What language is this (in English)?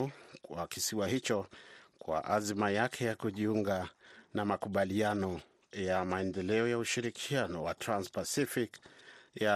Swahili